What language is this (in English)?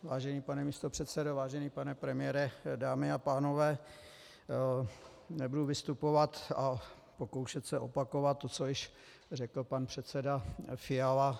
Czech